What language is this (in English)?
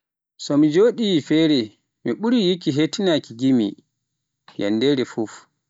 Pular